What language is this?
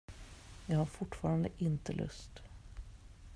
Swedish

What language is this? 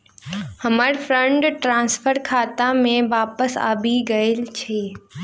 Maithili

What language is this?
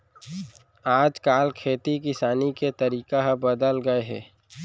Chhattisgarhi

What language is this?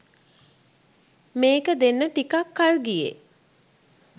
Sinhala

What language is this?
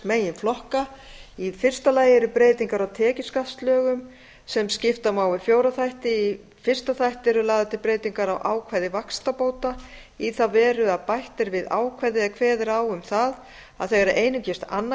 Icelandic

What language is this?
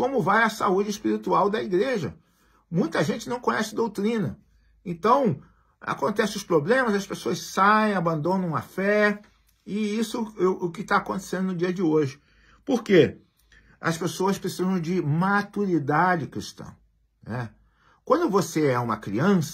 Portuguese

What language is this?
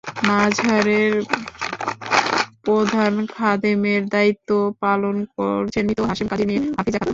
Bangla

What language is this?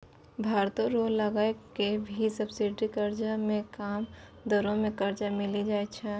Maithili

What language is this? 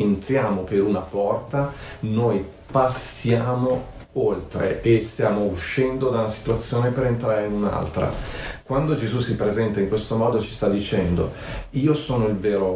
Italian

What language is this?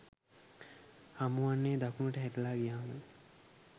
Sinhala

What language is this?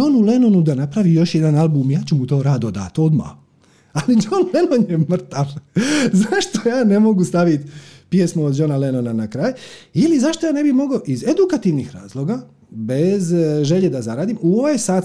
Croatian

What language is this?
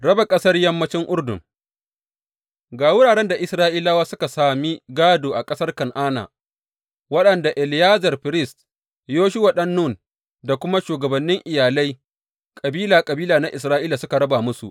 Hausa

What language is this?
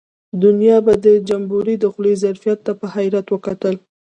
Pashto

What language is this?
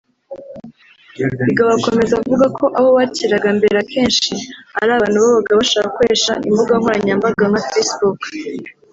Kinyarwanda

